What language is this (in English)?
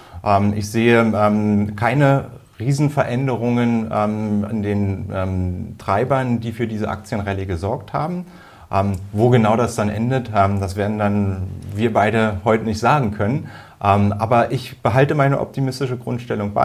German